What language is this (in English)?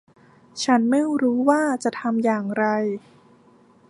Thai